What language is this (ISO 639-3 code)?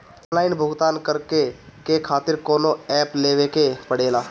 bho